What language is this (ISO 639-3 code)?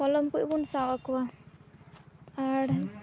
sat